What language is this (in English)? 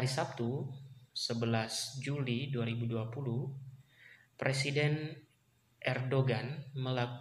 Indonesian